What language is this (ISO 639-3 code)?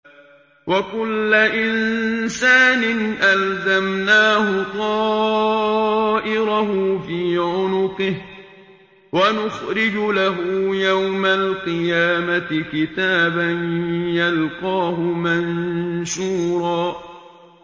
ara